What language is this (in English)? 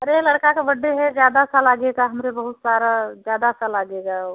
Hindi